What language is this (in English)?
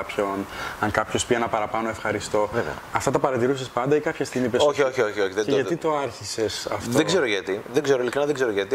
Greek